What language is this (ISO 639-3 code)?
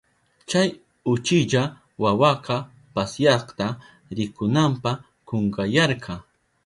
qup